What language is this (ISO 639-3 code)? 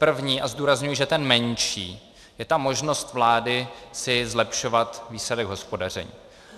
ces